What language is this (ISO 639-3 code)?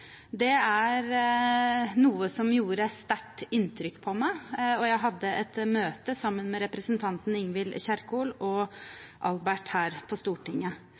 nob